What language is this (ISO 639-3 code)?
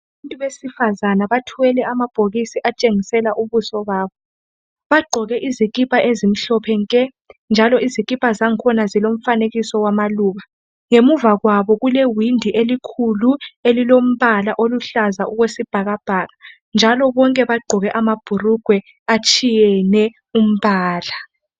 nde